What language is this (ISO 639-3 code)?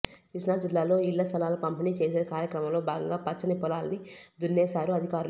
tel